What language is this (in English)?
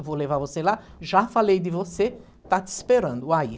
Portuguese